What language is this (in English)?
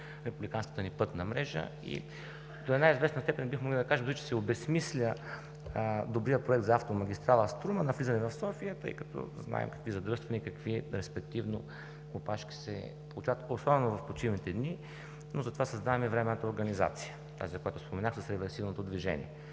Bulgarian